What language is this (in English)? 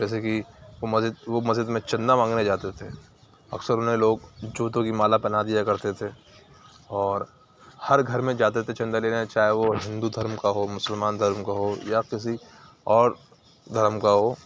Urdu